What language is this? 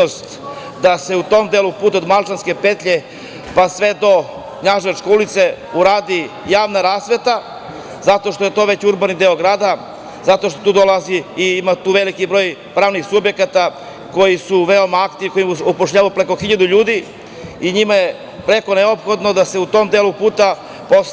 Serbian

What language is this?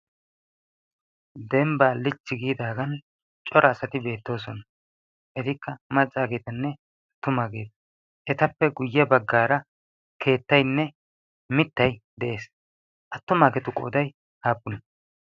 Wolaytta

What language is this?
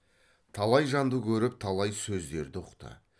Kazakh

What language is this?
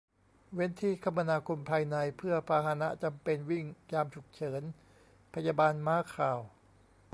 Thai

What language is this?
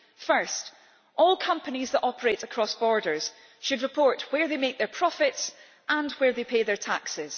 English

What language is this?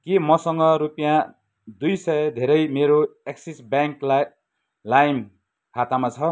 Nepali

